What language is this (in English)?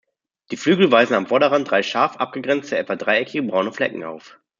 German